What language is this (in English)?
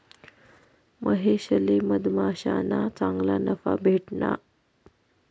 Marathi